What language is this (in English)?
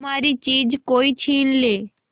Hindi